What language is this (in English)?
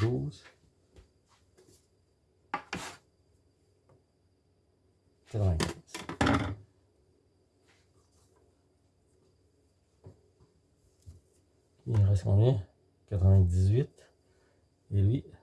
French